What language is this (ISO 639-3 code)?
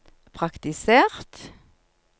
nor